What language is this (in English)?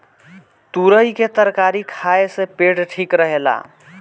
Bhojpuri